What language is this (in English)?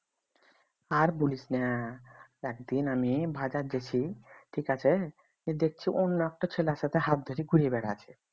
Bangla